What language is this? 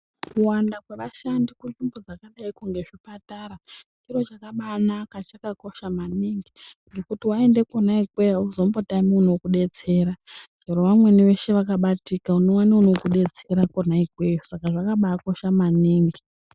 Ndau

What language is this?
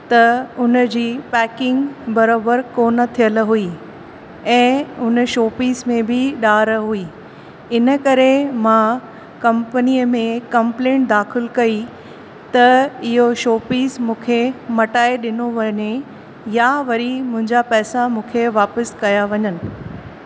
Sindhi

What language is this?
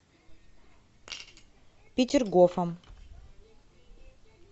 Russian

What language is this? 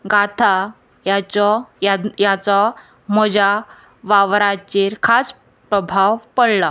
Konkani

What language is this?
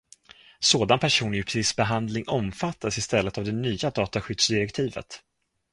Swedish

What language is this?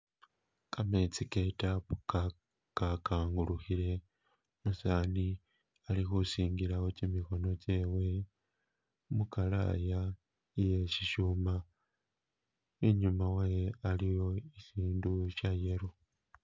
Masaaba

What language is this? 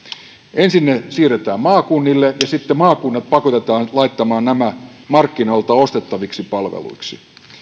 Finnish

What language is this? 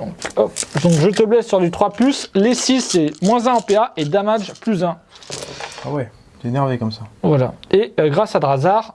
French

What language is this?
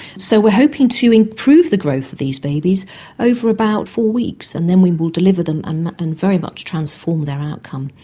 English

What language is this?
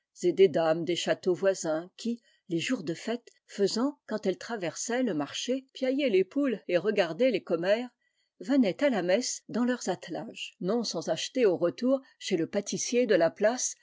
French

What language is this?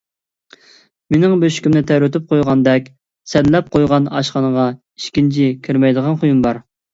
Uyghur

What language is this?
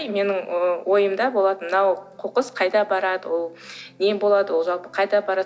Kazakh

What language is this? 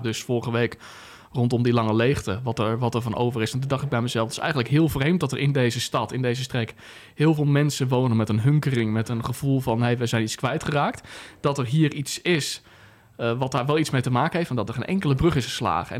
Dutch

